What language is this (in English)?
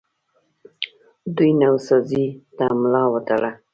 Pashto